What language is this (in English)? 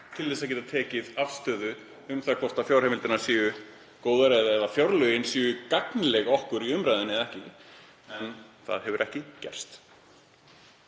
Icelandic